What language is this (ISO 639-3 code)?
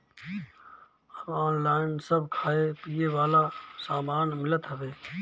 bho